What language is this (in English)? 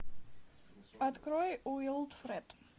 Russian